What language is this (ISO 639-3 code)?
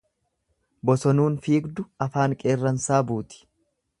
orm